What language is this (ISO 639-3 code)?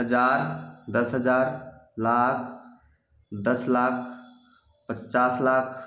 mai